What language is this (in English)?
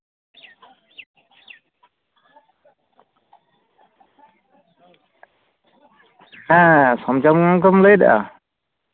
Santali